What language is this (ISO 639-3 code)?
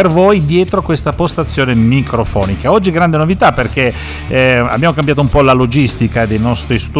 ita